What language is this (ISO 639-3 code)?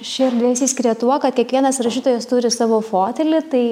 lit